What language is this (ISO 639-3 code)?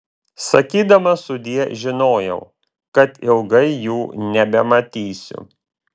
lit